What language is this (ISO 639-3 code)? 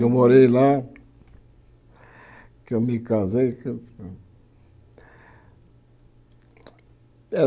por